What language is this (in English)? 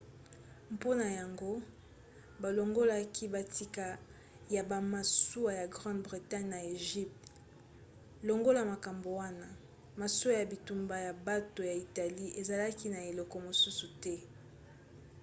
Lingala